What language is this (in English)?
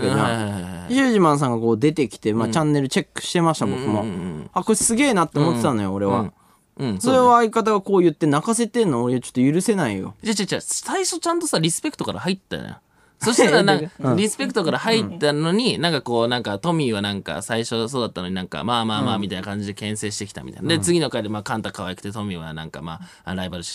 Japanese